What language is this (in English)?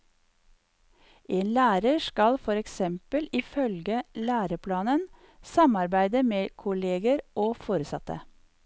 Norwegian